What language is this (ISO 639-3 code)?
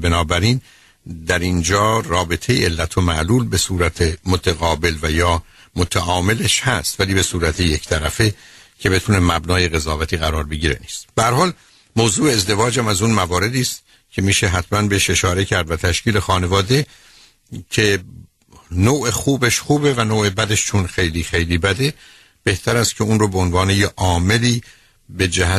fas